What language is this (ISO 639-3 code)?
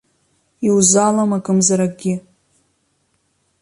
abk